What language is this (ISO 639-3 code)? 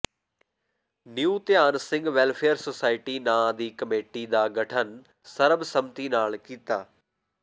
pan